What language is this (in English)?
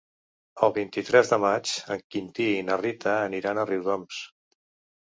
Catalan